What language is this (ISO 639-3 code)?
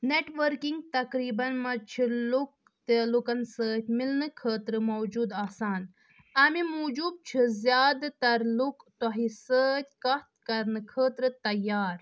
kas